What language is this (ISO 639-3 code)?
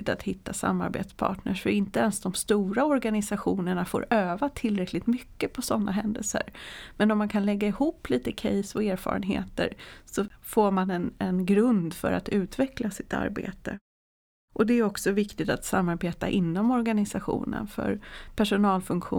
swe